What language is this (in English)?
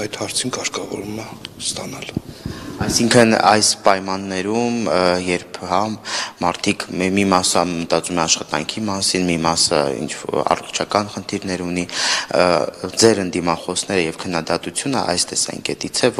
Romanian